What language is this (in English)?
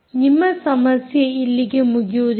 Kannada